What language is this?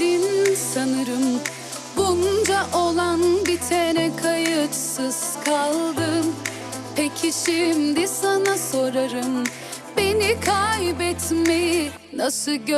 Turkish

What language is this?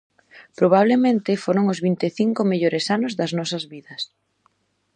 Galician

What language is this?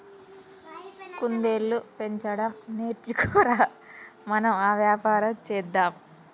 Telugu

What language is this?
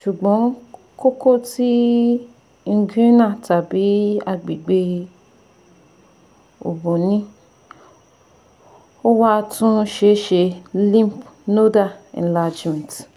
Yoruba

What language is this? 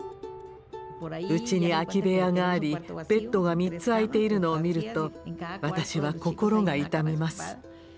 Japanese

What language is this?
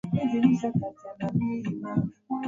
Swahili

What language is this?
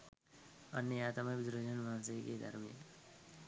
Sinhala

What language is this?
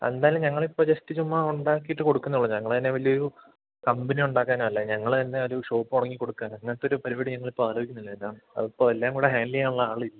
Malayalam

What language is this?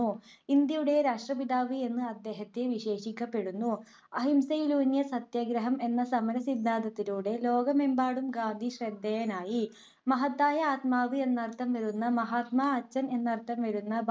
Malayalam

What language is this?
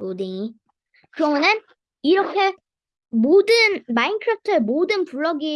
Korean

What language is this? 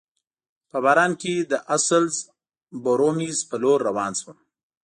Pashto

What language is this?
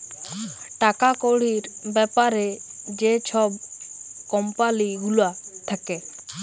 Bangla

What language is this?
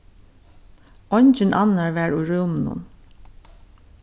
Faroese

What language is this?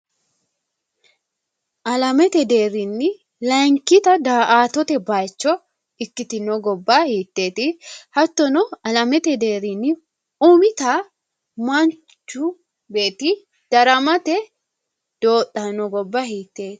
Sidamo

